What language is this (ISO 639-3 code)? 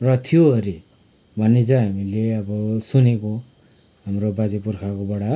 nep